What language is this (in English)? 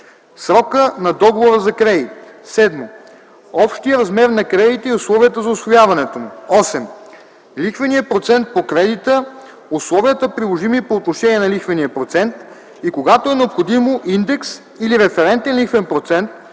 Bulgarian